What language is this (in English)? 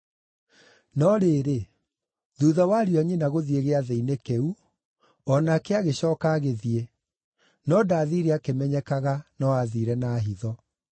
Kikuyu